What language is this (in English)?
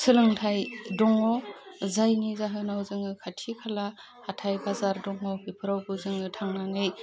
Bodo